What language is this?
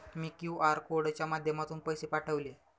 Marathi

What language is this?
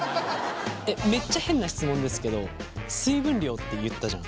Japanese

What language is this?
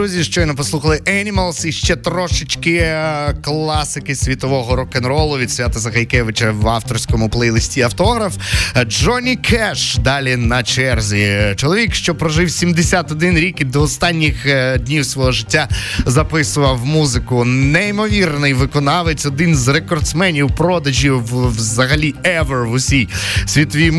Ukrainian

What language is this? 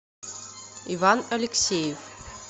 Russian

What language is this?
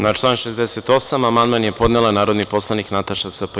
Serbian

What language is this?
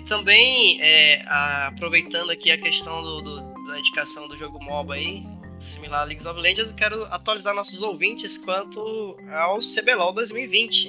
Portuguese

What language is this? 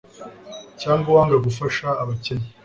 Kinyarwanda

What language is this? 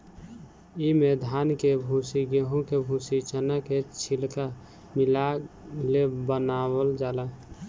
Bhojpuri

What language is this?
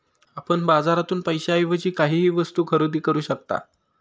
Marathi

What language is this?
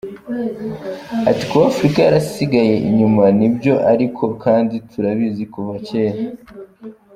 Kinyarwanda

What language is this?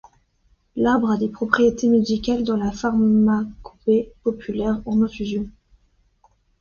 French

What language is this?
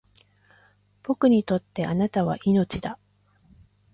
Japanese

